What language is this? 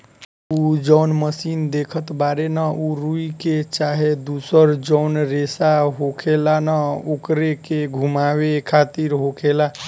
Bhojpuri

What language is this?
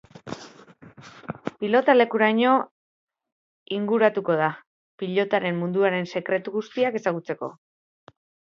Basque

